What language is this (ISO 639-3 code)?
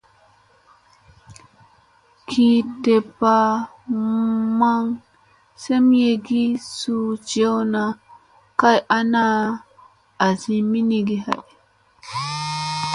mse